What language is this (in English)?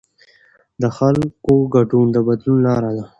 Pashto